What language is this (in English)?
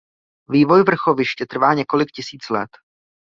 Czech